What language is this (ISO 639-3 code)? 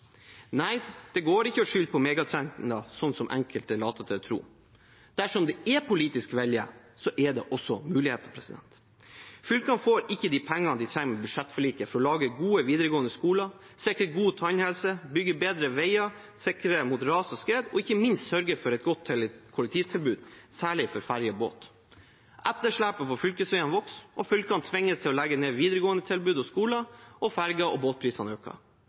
nob